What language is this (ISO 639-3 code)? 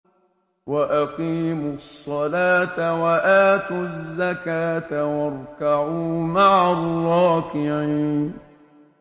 ara